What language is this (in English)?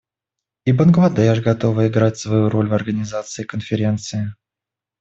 Russian